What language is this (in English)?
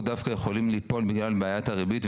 Hebrew